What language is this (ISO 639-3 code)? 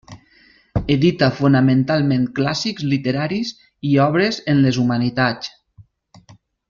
cat